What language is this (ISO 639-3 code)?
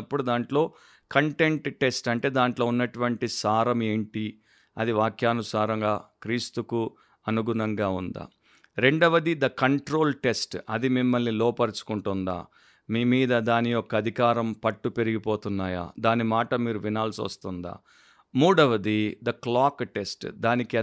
tel